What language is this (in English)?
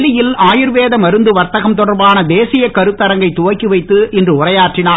Tamil